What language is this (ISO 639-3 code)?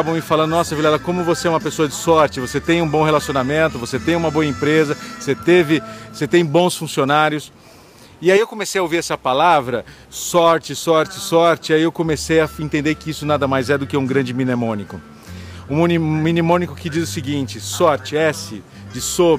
por